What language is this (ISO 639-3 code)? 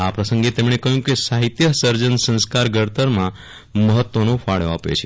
guj